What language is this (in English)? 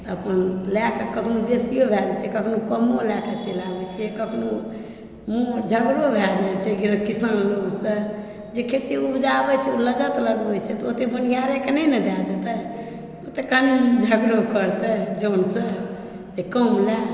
Maithili